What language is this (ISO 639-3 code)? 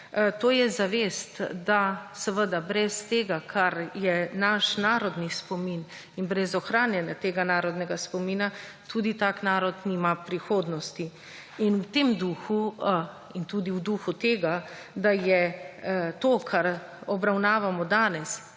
slv